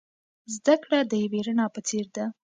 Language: Pashto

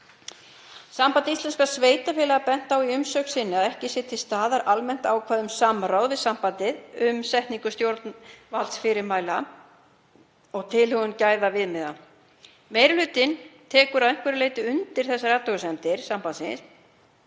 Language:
Icelandic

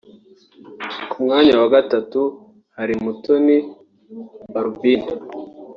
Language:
Kinyarwanda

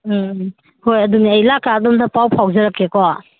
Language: Manipuri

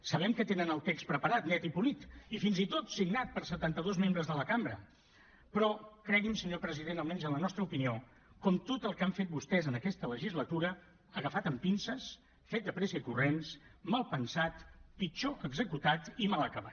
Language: Catalan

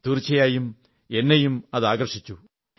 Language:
Malayalam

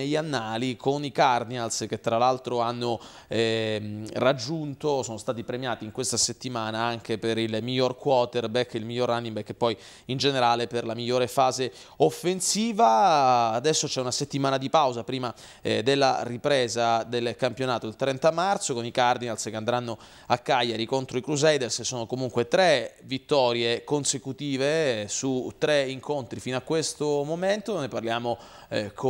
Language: Italian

